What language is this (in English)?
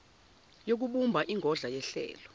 Zulu